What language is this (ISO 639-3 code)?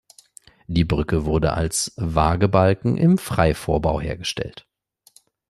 deu